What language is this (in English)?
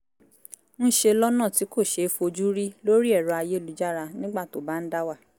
Yoruba